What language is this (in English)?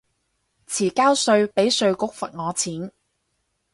Cantonese